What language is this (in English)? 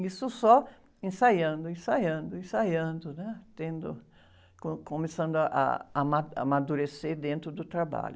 Portuguese